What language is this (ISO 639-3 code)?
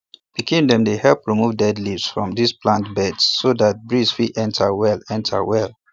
pcm